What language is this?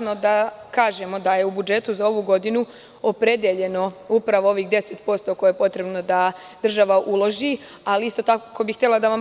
Serbian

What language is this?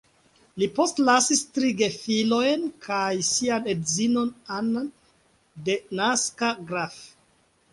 Esperanto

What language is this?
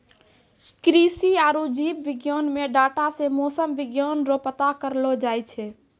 Maithili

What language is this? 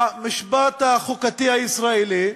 Hebrew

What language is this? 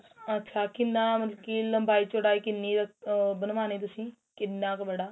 Punjabi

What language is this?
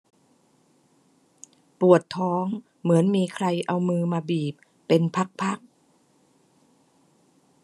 Thai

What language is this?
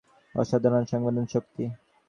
Bangla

